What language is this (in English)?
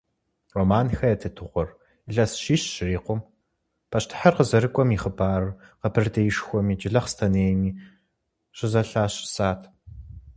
Kabardian